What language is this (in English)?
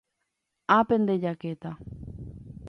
Guarani